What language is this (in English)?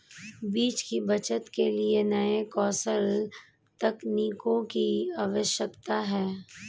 Hindi